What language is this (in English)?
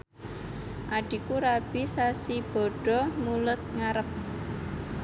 Javanese